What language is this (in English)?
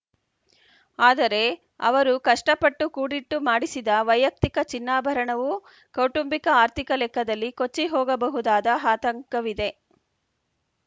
Kannada